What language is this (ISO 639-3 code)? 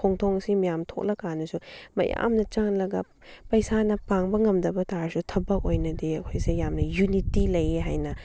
mni